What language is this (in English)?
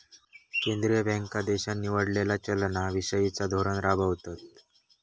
Marathi